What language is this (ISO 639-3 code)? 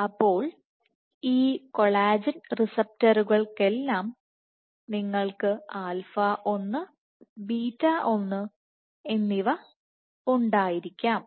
mal